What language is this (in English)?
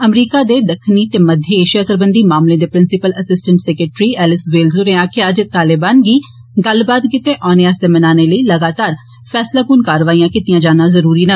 Dogri